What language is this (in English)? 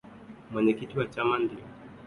Swahili